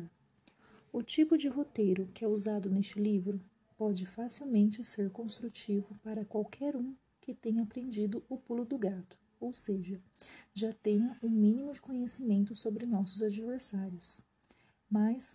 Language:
Portuguese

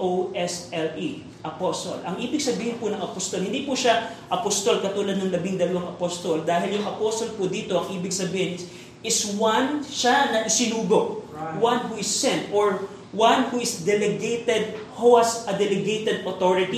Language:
Filipino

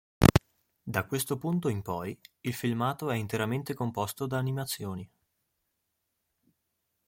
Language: Italian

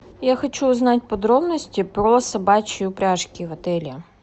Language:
Russian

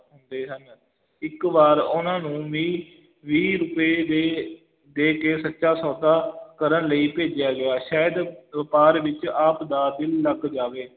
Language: Punjabi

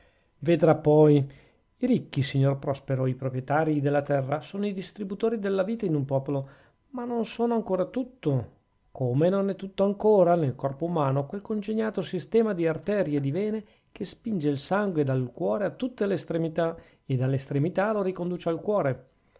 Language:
Italian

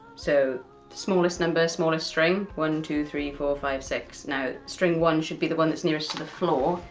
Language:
English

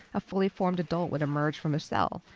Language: English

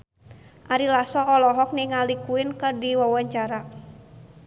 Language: Sundanese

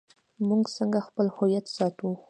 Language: Pashto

